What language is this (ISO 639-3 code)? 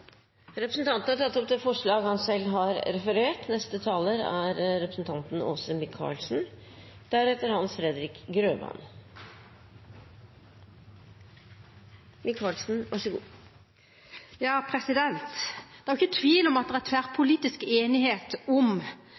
nob